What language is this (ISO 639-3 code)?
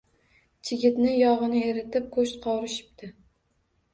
uzb